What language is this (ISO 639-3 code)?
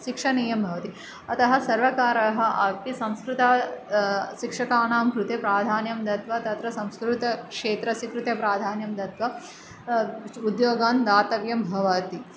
san